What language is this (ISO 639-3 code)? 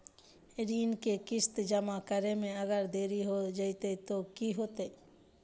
mag